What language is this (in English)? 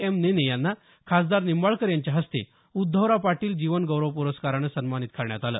Marathi